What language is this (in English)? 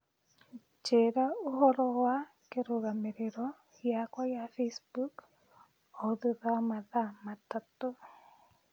Kikuyu